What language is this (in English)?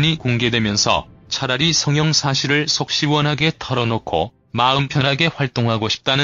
Korean